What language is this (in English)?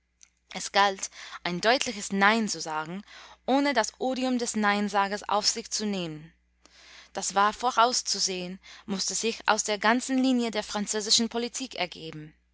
German